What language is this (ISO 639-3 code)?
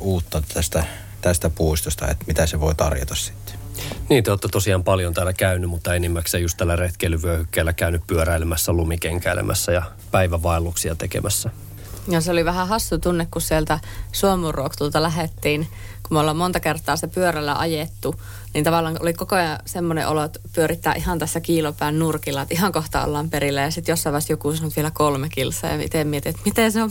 fin